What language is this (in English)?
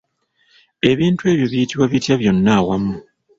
Ganda